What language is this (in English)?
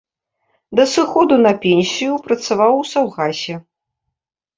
Belarusian